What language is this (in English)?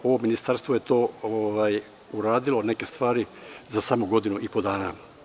Serbian